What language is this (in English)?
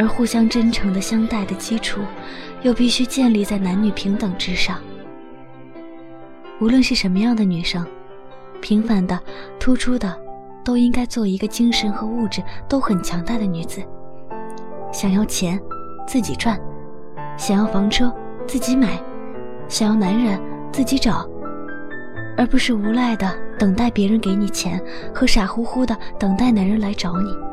Chinese